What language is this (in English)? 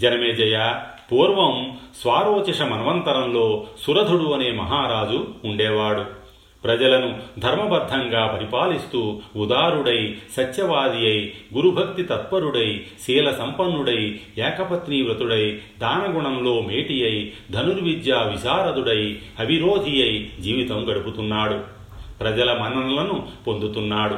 Telugu